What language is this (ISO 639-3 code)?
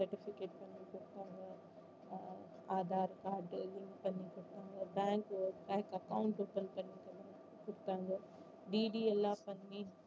tam